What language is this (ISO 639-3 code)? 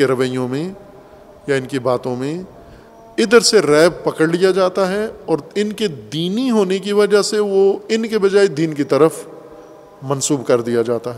urd